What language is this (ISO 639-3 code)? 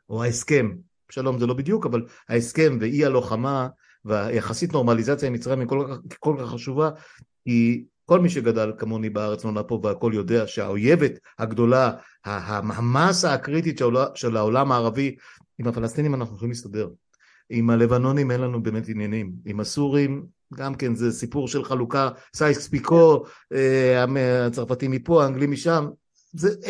heb